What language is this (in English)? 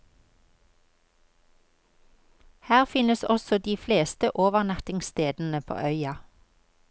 Norwegian